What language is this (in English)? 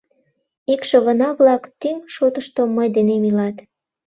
Mari